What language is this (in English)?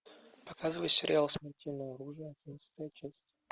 Russian